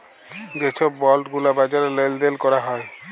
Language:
Bangla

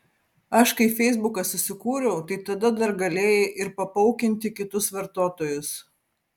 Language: Lithuanian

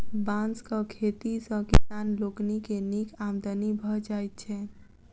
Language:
Maithili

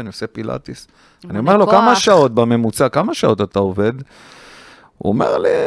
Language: Hebrew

